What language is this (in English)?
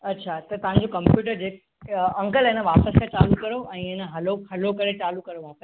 Sindhi